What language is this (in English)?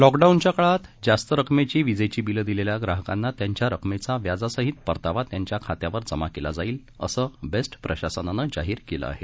Marathi